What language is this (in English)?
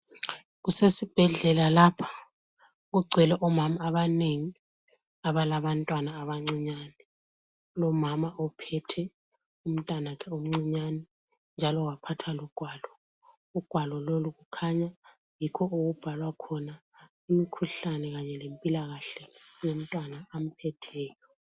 North Ndebele